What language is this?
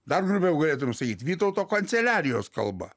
Lithuanian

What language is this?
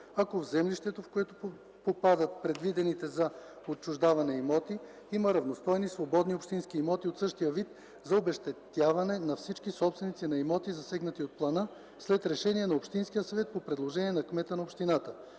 Bulgarian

